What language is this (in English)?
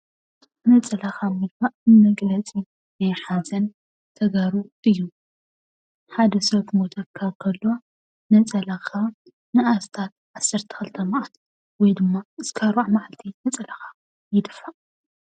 Tigrinya